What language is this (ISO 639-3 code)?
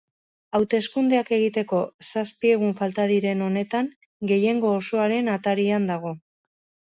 eus